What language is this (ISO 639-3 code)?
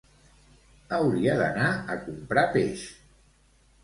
cat